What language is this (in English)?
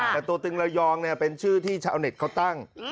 Thai